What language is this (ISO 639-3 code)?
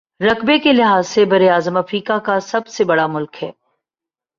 urd